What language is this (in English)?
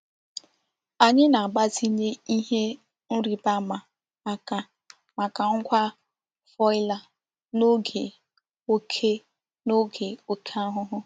Igbo